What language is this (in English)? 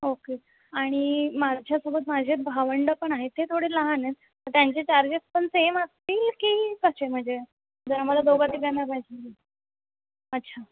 Marathi